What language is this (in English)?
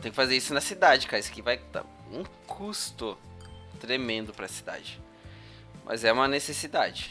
Portuguese